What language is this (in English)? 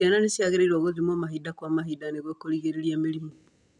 Kikuyu